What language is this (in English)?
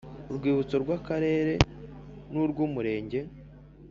Kinyarwanda